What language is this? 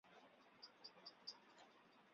Chinese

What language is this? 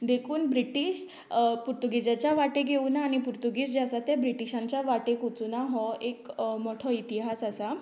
Konkani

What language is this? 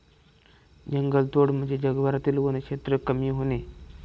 Marathi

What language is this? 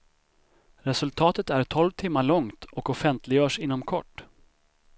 Swedish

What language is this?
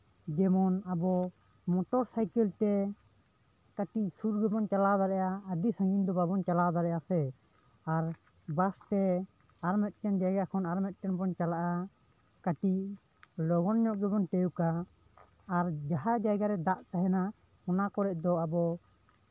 Santali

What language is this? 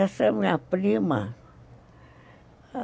Portuguese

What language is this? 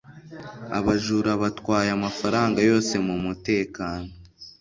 Kinyarwanda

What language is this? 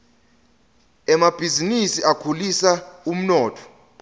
Swati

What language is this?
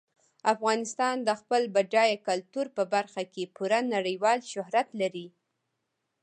Pashto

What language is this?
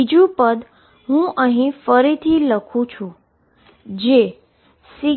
Gujarati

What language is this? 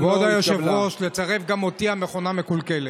Hebrew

